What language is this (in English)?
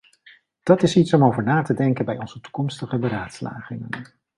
Dutch